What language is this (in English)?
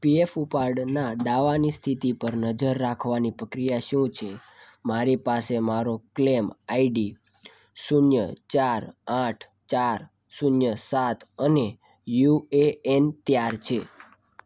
Gujarati